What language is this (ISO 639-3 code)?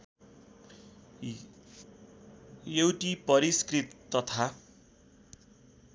nep